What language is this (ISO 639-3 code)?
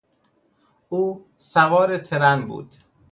fas